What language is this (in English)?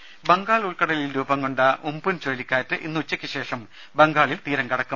Malayalam